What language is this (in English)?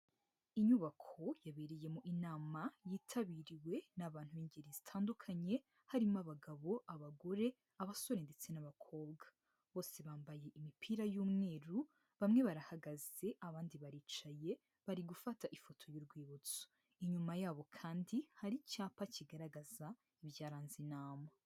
Kinyarwanda